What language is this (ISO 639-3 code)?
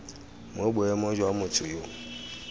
tsn